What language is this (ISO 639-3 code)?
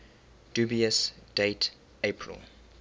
eng